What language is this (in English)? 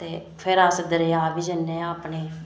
Dogri